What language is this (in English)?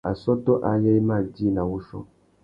Tuki